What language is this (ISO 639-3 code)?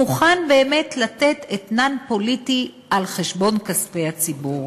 heb